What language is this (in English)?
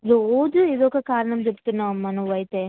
Telugu